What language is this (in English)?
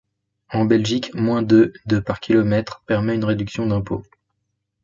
French